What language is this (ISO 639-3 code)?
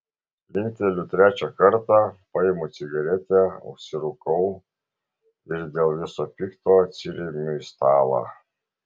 lit